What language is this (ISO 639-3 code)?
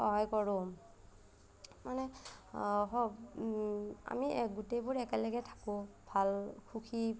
asm